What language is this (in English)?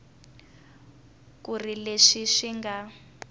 Tsonga